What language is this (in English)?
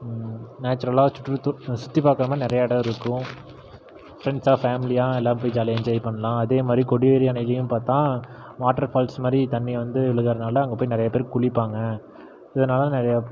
Tamil